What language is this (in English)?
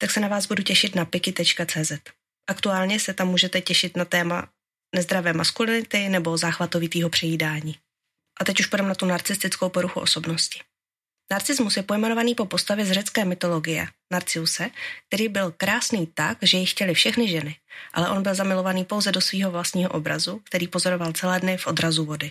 Czech